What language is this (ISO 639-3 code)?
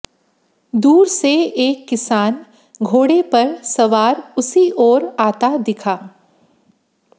hin